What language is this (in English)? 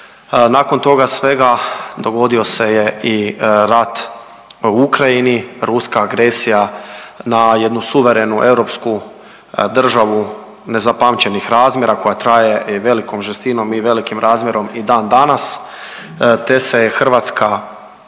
Croatian